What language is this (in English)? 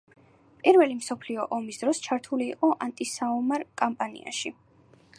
Georgian